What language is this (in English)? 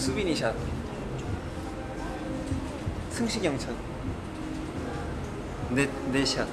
Korean